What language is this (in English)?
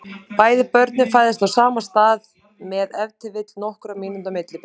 Icelandic